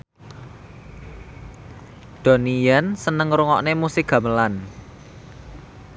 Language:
Javanese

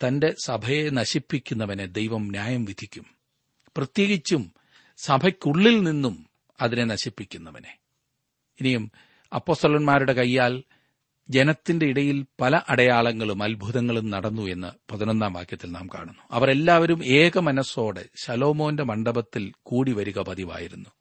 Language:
Malayalam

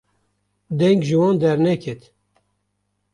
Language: Kurdish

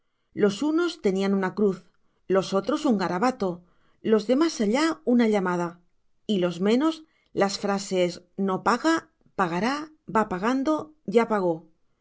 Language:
Spanish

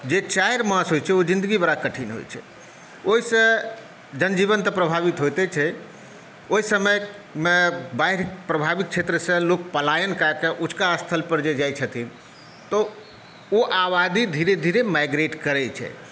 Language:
Maithili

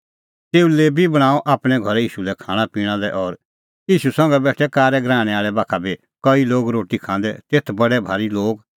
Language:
Kullu Pahari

